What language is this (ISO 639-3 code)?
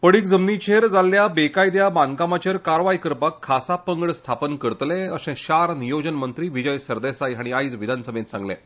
kok